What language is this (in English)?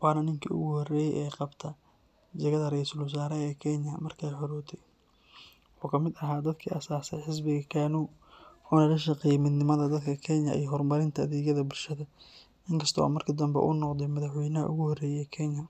Somali